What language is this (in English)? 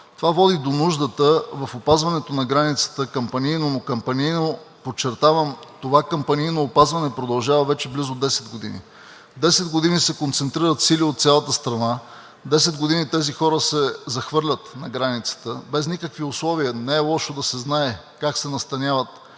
Bulgarian